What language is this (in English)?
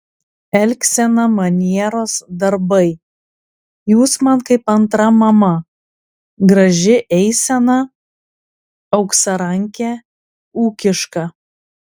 Lithuanian